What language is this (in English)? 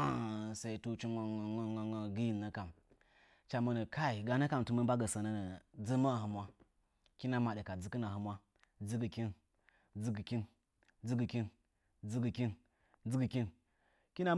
Nzanyi